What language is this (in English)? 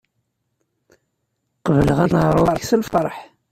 Kabyle